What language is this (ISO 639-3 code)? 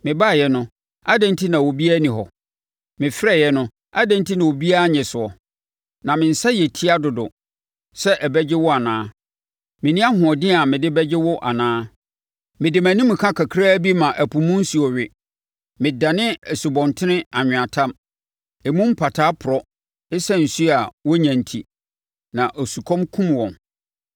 aka